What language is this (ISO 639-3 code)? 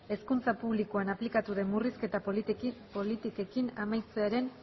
eus